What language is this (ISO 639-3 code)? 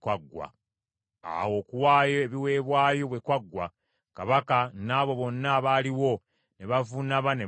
lug